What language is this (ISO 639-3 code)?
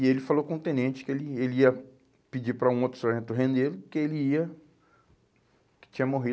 por